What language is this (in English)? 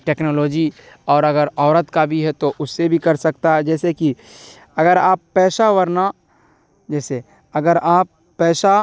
Urdu